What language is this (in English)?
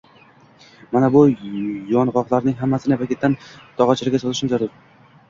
Uzbek